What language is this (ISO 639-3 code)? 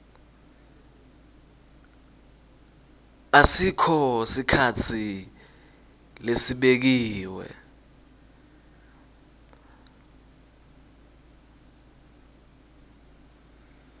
ssw